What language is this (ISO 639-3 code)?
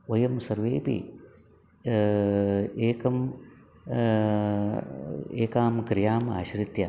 san